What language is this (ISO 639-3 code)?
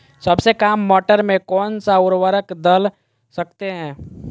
mag